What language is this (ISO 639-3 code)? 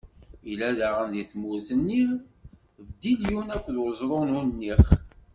kab